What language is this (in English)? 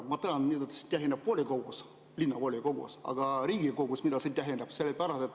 Estonian